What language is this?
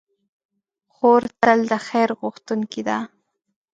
Pashto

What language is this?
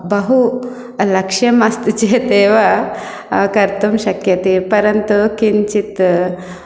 Sanskrit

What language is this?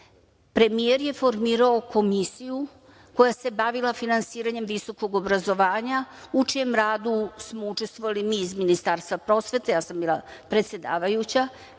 Serbian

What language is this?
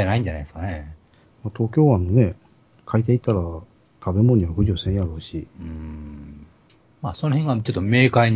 Japanese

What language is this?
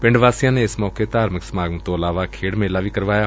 Punjabi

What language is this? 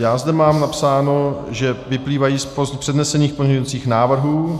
Czech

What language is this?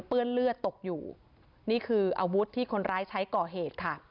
Thai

